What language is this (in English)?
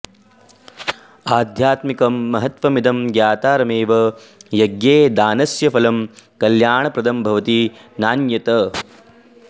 Sanskrit